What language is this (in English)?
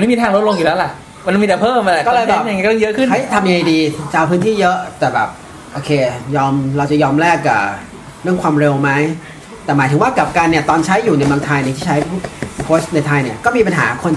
Thai